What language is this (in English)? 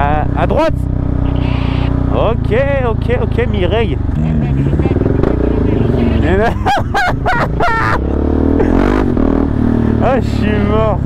French